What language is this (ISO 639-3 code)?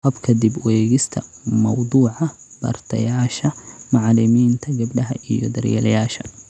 som